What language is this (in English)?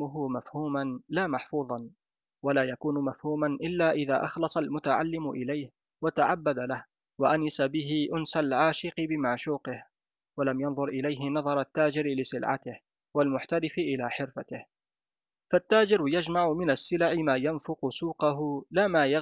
Arabic